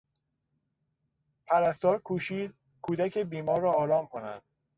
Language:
Persian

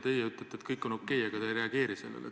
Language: Estonian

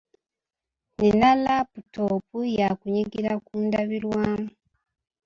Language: Ganda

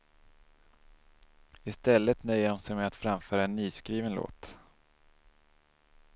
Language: Swedish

